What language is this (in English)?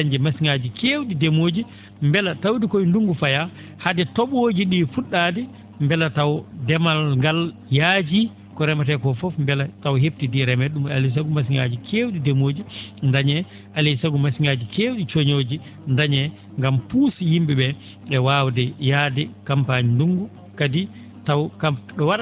Fula